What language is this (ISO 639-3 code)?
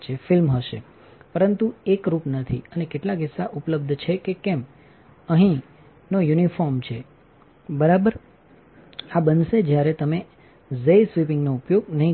guj